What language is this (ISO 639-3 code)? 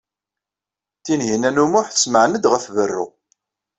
kab